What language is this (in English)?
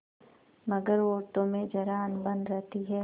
Hindi